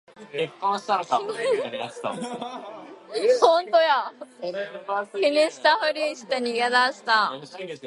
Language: Japanese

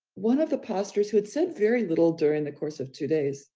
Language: English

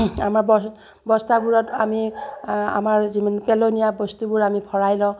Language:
Assamese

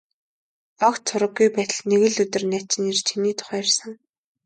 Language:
Mongolian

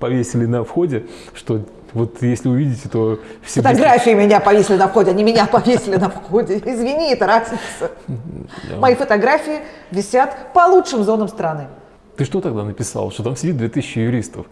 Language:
Russian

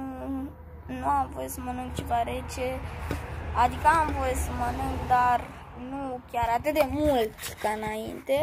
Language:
Romanian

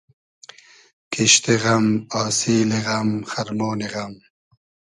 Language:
Hazaragi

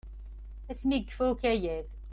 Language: Kabyle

